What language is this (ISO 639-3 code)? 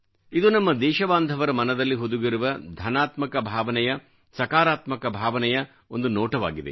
kan